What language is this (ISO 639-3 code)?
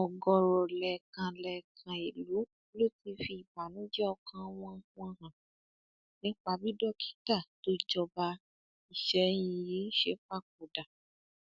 yor